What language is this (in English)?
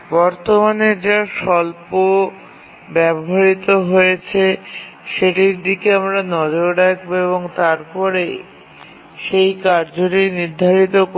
Bangla